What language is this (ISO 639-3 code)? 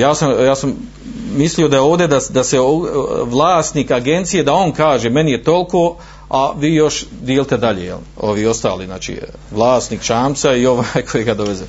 hrv